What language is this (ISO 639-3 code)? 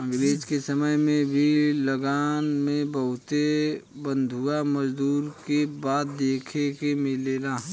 bho